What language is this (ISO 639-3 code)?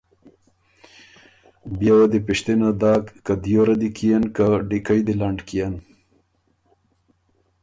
oru